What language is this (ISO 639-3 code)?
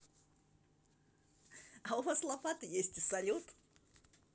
rus